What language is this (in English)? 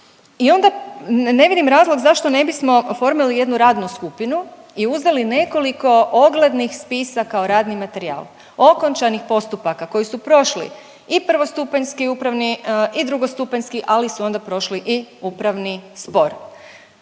Croatian